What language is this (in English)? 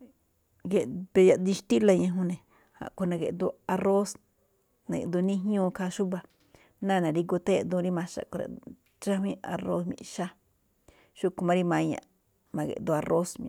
Malinaltepec Me'phaa